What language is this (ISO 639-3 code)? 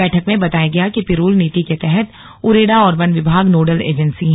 hin